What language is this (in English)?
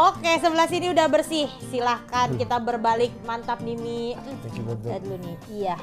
Indonesian